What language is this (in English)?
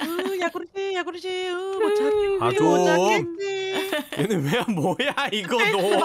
Korean